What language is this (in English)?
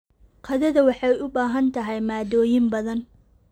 Somali